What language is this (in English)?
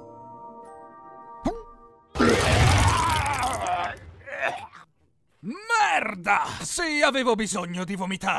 Italian